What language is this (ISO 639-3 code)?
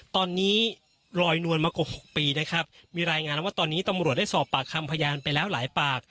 tha